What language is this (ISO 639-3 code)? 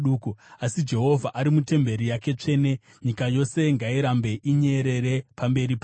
sna